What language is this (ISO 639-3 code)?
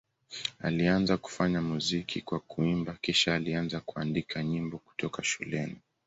swa